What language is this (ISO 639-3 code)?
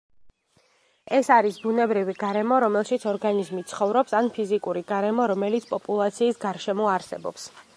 kat